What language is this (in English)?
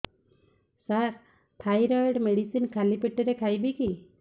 Odia